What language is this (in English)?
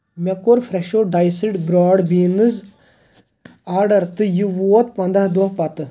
Kashmiri